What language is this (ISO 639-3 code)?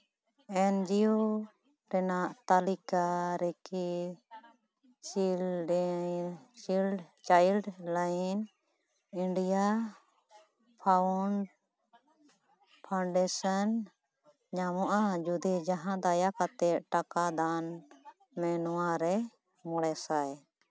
sat